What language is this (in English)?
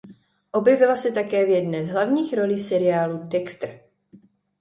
Czech